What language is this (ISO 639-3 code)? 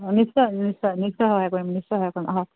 asm